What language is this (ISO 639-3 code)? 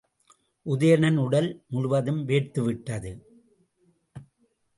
tam